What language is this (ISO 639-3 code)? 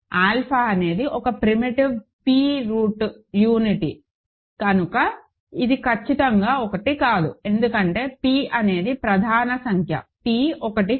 tel